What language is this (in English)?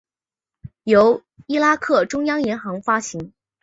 Chinese